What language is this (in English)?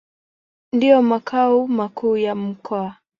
Swahili